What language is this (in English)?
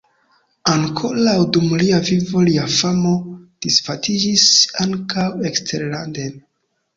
Esperanto